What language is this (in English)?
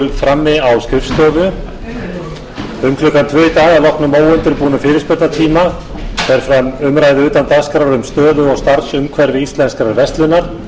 Icelandic